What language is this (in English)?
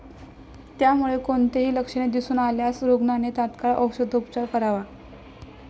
Marathi